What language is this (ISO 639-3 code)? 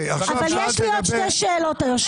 heb